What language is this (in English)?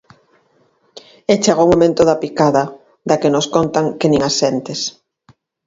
Galician